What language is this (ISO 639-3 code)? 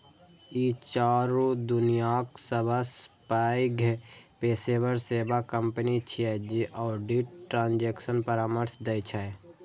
mai